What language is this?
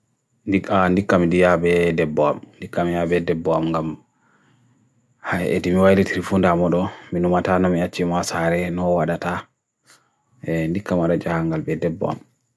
Bagirmi Fulfulde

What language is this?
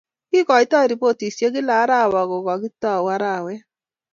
Kalenjin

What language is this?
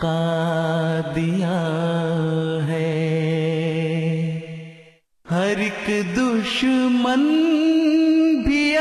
Urdu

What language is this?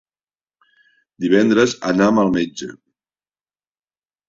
Catalan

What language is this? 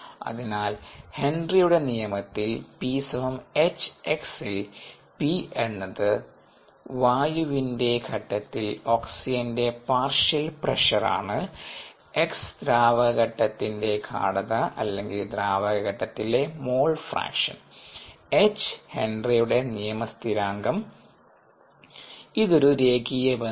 Malayalam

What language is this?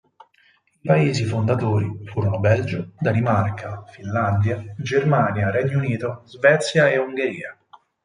Italian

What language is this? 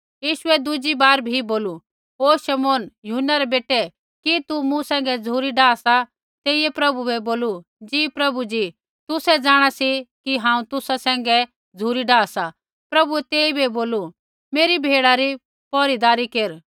Kullu Pahari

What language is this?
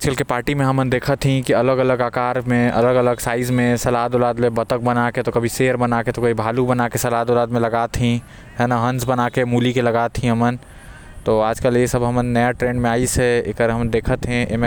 Korwa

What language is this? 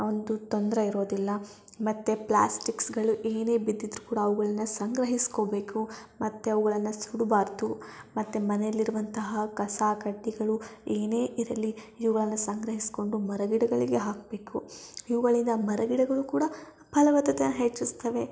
Kannada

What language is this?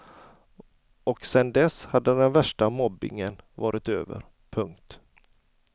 Swedish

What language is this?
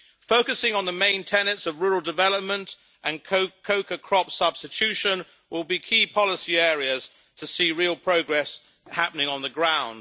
English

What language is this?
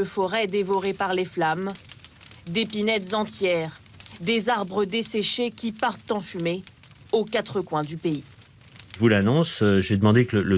French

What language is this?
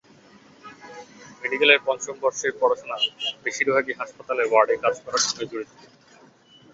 Bangla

